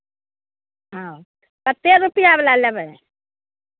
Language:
Maithili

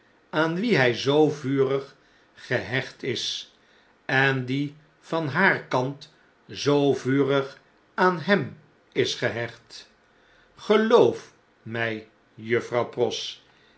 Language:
Dutch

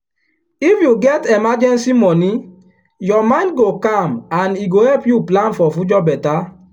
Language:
Nigerian Pidgin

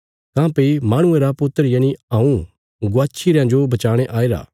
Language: Bilaspuri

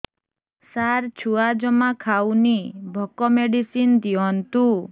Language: Odia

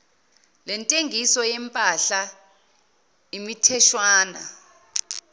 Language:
Zulu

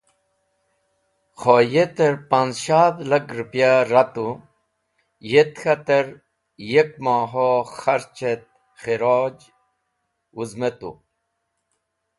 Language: Wakhi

